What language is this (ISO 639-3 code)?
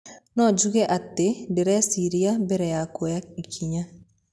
kik